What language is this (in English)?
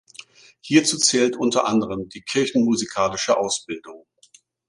German